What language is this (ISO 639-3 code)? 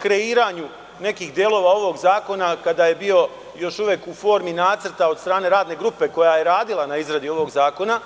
srp